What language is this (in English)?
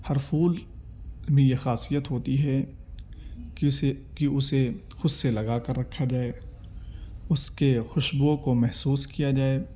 Urdu